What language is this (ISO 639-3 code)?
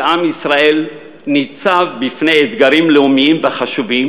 heb